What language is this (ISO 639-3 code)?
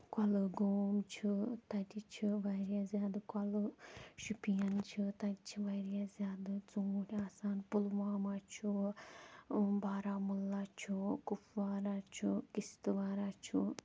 kas